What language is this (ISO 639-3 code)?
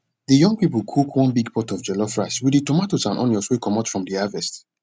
pcm